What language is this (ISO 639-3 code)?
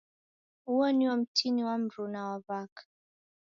dav